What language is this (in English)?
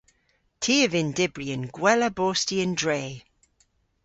Cornish